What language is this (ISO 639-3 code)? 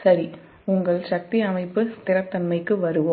tam